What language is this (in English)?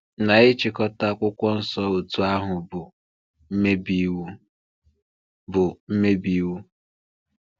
Igbo